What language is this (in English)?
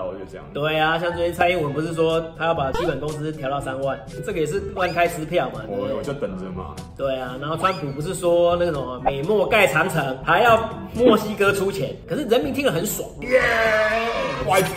Chinese